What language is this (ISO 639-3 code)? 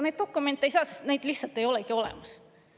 est